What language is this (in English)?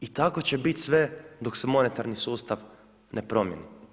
Croatian